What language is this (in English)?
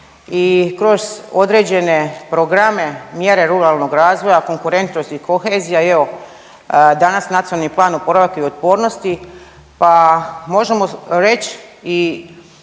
Croatian